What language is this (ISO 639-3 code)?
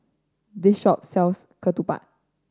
eng